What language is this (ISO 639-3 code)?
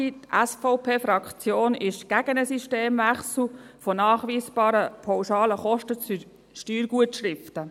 gsw